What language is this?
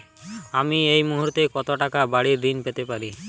Bangla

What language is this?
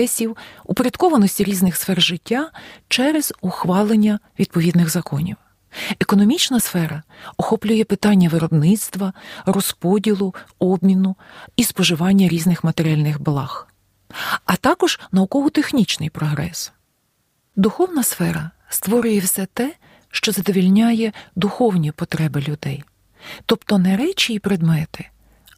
Ukrainian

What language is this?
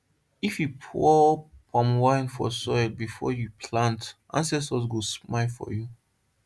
Nigerian Pidgin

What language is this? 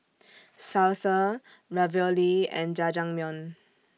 English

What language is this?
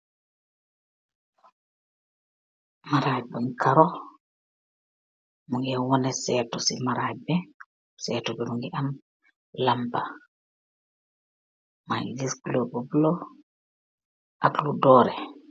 Wolof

